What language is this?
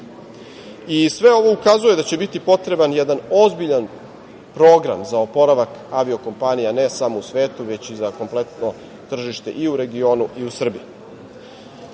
Serbian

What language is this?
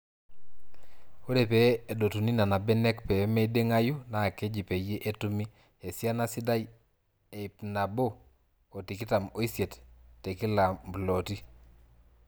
Masai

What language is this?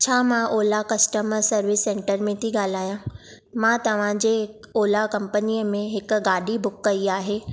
Sindhi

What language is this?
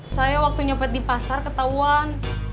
Indonesian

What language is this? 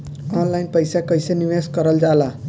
Bhojpuri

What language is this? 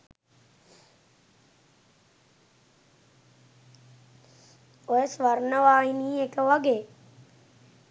Sinhala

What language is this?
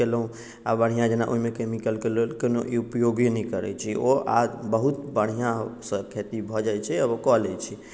Maithili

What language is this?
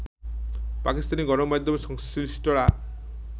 Bangla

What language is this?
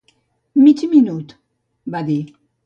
Catalan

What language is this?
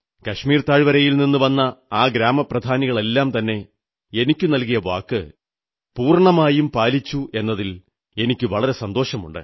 Malayalam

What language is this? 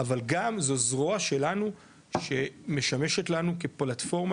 Hebrew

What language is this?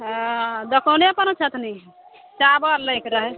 Maithili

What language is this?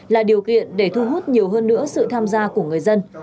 Vietnamese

